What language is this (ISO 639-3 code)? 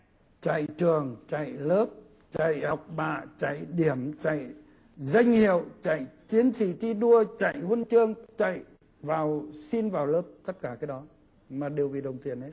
vie